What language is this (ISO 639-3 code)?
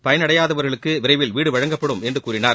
tam